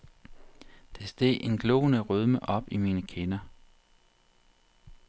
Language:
Danish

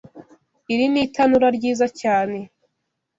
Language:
Kinyarwanda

